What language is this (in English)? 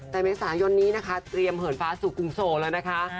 Thai